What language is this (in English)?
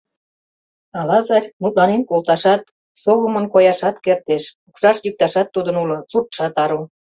Mari